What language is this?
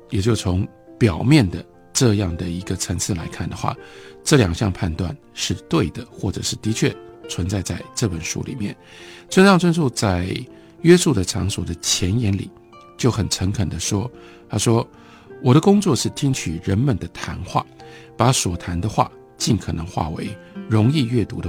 Chinese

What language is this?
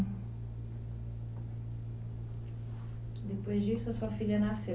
Portuguese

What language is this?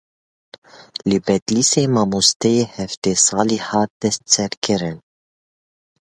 Kurdish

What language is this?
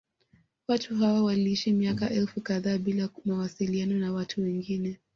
Swahili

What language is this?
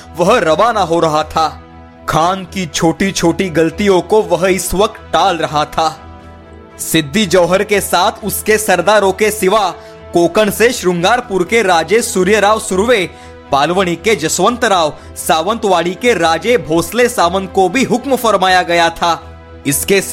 Hindi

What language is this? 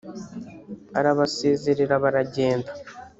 Kinyarwanda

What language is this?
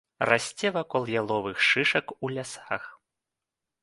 Belarusian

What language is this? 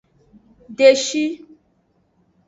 Aja (Benin)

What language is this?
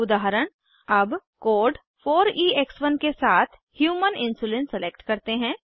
Hindi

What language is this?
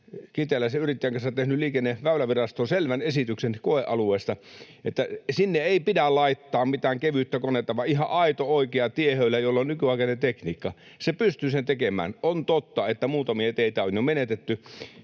Finnish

